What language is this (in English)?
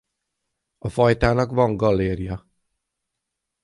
Hungarian